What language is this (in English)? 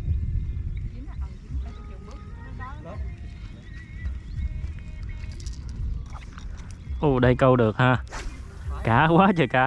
Vietnamese